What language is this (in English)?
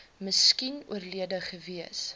Afrikaans